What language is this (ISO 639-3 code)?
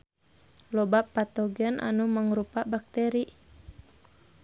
sun